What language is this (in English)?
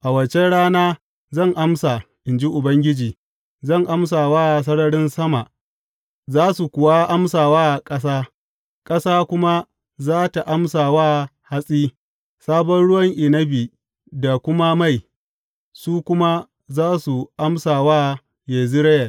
Hausa